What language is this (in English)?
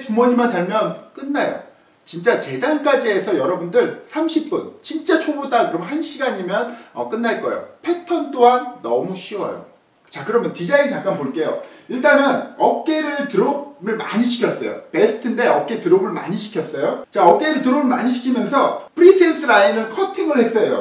Korean